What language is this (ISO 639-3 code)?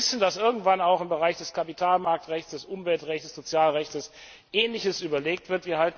deu